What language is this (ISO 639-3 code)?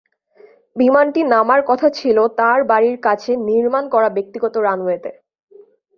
ben